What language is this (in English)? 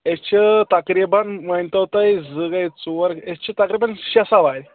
Kashmiri